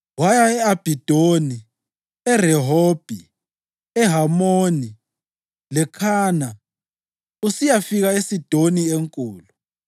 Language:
North Ndebele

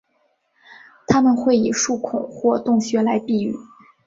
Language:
Chinese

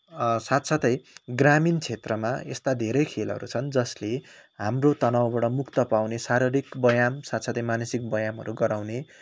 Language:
Nepali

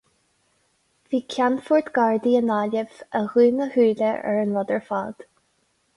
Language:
Irish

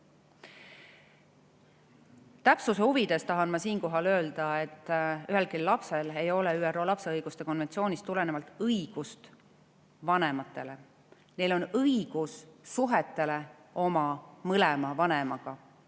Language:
Estonian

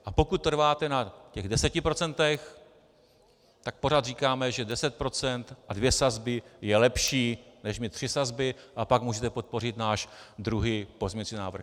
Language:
Czech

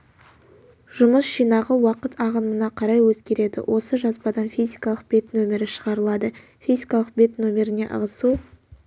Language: Kazakh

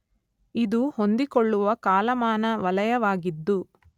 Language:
Kannada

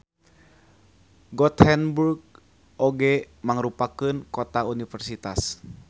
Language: Sundanese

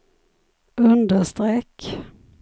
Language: Swedish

